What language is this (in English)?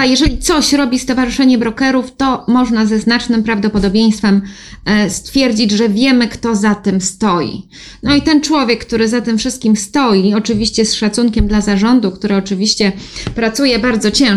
Polish